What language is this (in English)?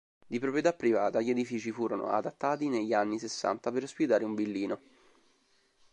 Italian